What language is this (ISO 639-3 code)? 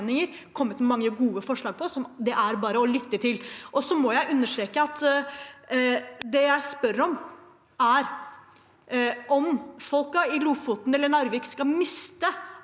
nor